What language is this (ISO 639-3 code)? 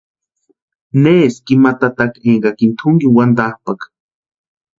pua